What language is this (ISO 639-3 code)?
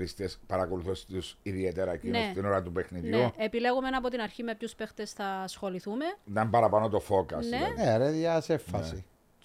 ell